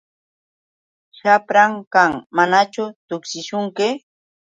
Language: Yauyos Quechua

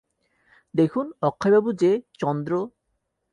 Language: Bangla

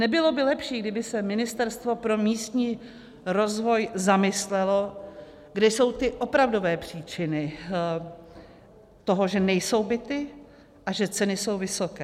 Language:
Czech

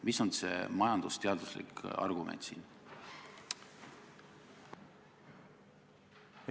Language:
Estonian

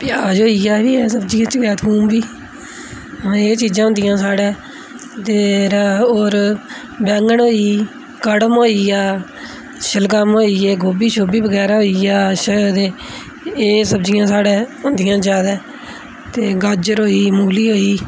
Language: Dogri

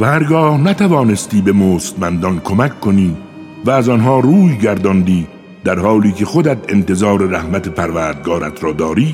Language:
Persian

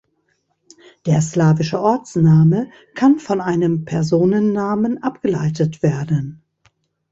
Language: German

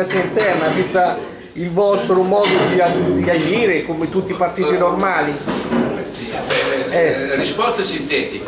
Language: Italian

